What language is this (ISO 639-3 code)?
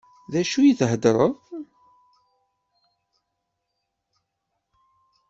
kab